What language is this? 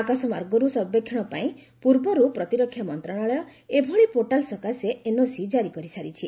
Odia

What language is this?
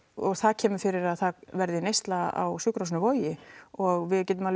Icelandic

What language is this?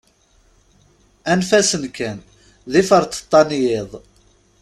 Kabyle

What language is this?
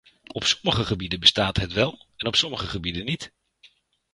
Dutch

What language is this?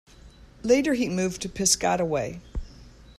English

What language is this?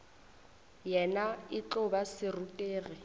Northern Sotho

